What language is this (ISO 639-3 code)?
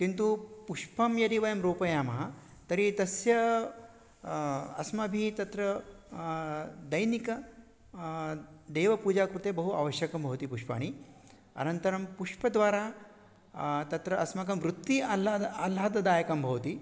san